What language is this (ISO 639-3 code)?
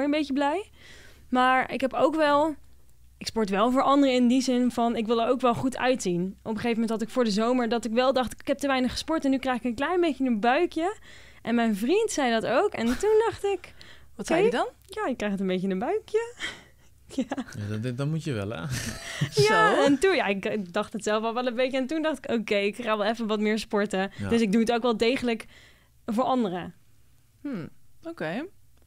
nld